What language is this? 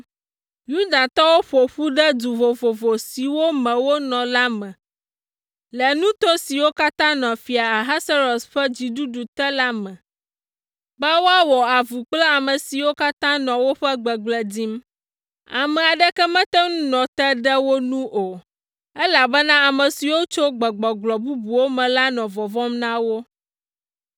Ewe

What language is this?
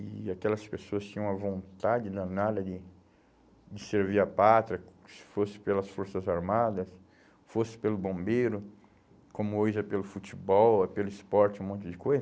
Portuguese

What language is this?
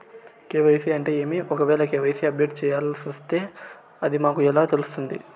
Telugu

